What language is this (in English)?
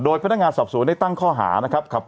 Thai